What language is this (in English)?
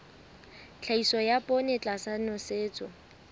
Southern Sotho